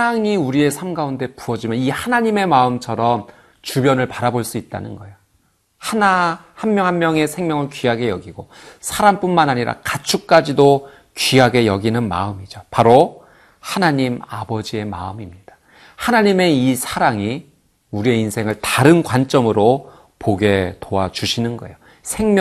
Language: Korean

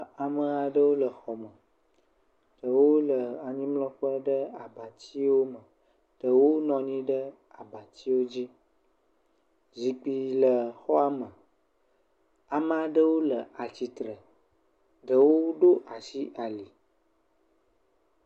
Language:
Ewe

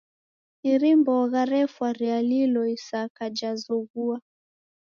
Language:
Taita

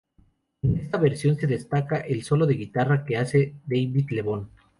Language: Spanish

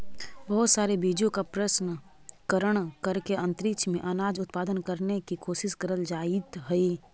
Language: Magahi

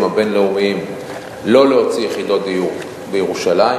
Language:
Hebrew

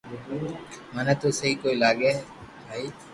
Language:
Loarki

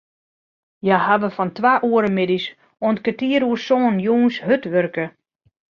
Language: Western Frisian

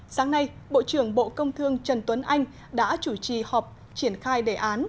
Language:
Vietnamese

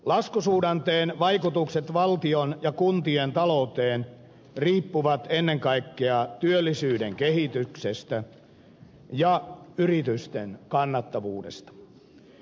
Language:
Finnish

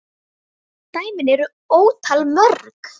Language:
Icelandic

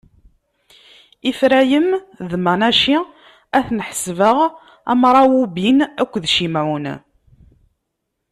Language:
Kabyle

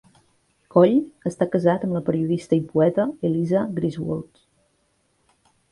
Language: Catalan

